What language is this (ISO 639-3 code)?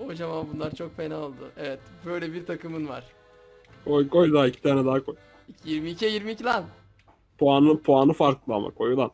tur